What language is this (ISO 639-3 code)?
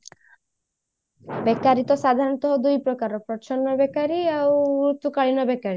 ori